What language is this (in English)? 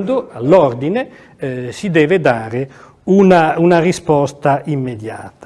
Italian